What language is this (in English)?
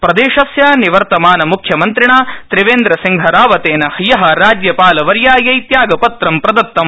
Sanskrit